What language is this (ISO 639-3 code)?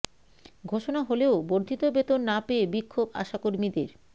ben